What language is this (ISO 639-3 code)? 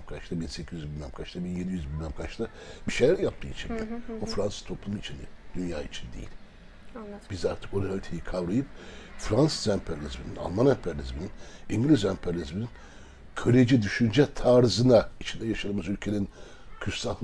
tur